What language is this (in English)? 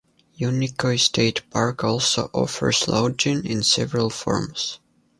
English